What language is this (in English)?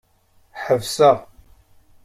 Kabyle